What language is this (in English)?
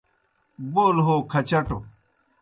Kohistani Shina